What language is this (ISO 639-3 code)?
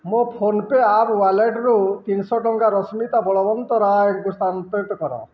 ori